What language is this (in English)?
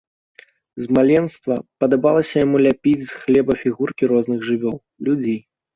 Belarusian